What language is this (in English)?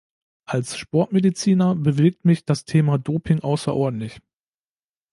German